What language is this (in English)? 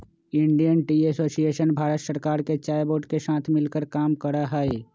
Magahi